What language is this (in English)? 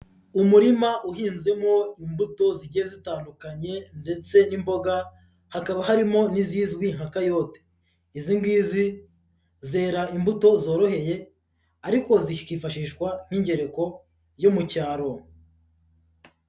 Kinyarwanda